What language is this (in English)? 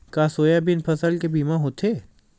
Chhattisgarhi